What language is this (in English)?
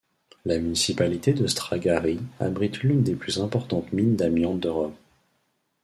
French